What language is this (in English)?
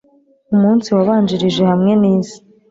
Kinyarwanda